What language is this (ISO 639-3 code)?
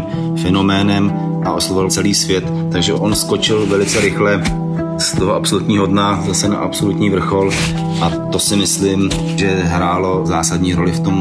ces